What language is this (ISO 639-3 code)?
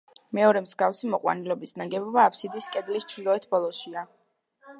kat